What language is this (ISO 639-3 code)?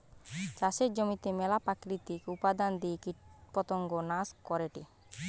ben